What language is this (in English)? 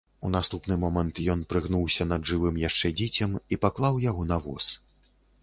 Belarusian